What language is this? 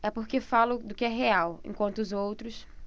Portuguese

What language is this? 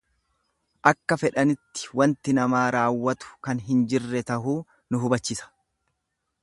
Oromo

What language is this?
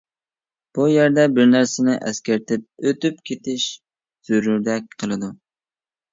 Uyghur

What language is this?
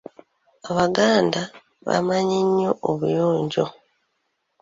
Ganda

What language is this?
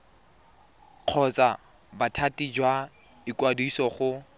Tswana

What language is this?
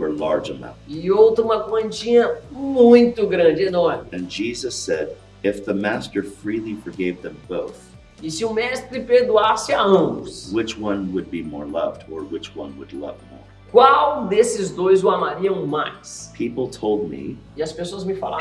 Portuguese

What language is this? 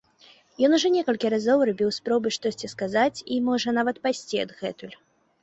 Belarusian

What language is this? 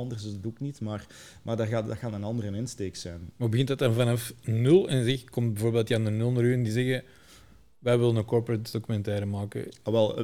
Dutch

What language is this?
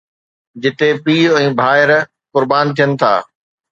Sindhi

